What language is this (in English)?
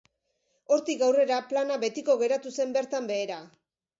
Basque